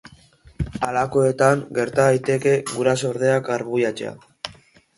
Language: Basque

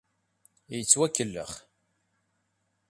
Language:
Kabyle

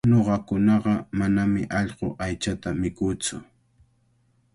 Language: Cajatambo North Lima Quechua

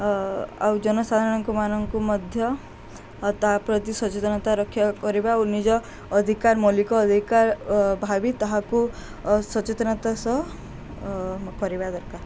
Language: Odia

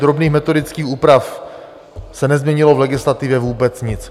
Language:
Czech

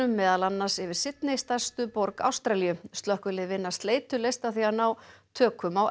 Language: Icelandic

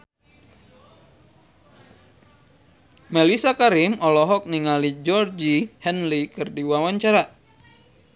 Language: Sundanese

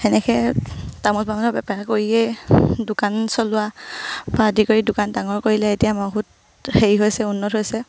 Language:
Assamese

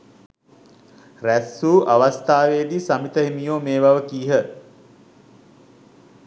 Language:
Sinhala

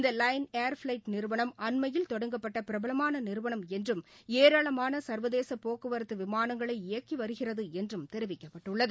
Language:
Tamil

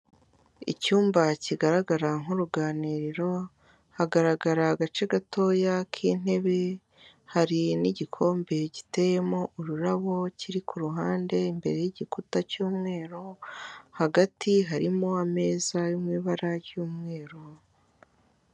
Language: Kinyarwanda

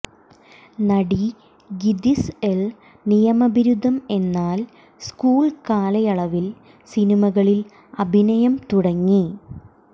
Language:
Malayalam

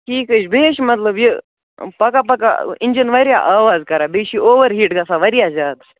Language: Kashmiri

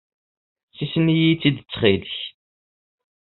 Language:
Kabyle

